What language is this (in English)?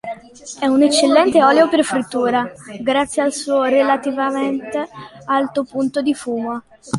Italian